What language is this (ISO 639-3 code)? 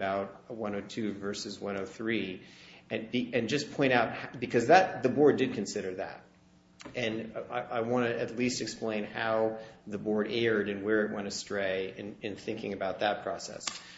eng